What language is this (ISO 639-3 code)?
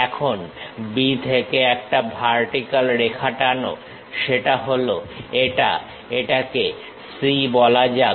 ben